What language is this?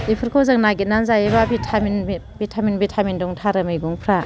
Bodo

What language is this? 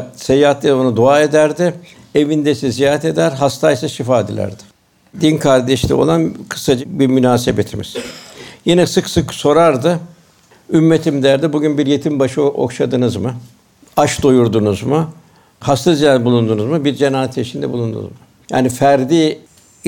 Turkish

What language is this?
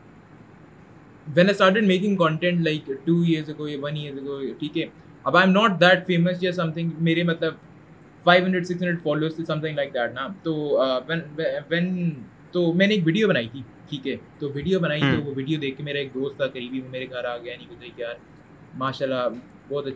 Urdu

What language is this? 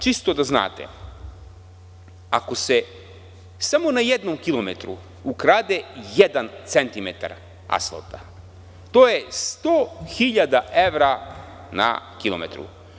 Serbian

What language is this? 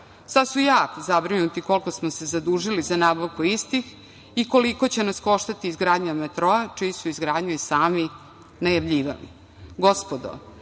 Serbian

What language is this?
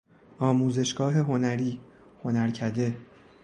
Persian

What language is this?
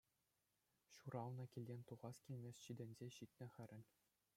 Chuvash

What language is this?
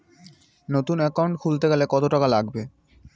Bangla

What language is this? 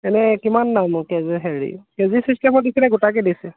Assamese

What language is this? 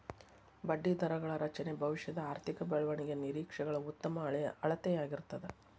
Kannada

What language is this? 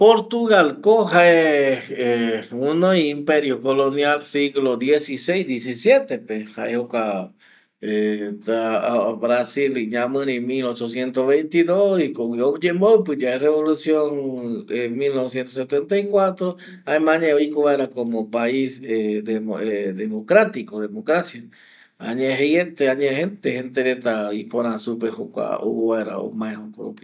Eastern Bolivian Guaraní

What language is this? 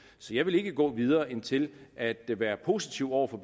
Danish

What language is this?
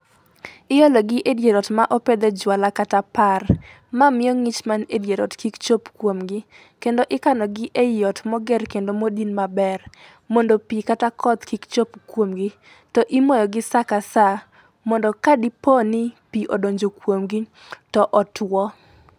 Luo (Kenya and Tanzania)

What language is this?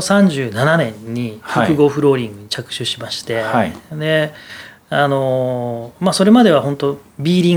Japanese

